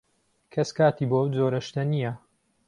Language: Central Kurdish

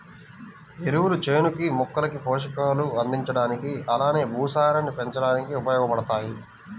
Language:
Telugu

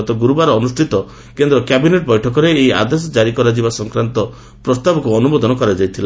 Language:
Odia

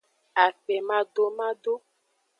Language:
Aja (Benin)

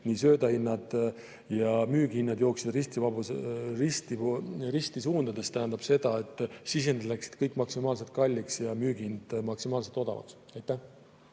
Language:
Estonian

